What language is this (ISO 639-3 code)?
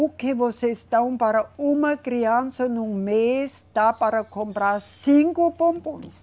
por